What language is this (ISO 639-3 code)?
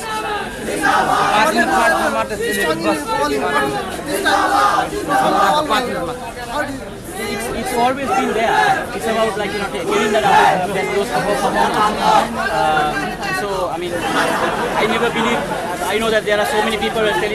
eng